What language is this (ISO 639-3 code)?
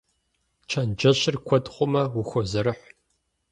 kbd